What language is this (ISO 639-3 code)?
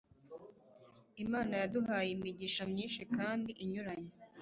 kin